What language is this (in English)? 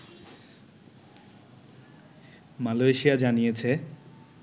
Bangla